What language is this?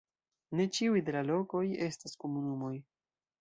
Esperanto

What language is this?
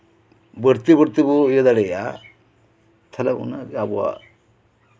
Santali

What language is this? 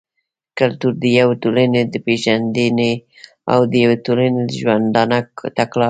Pashto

